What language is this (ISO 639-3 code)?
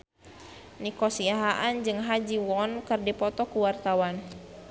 sun